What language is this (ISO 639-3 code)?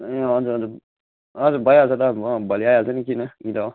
nep